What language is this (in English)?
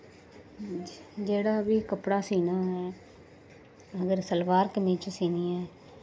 Dogri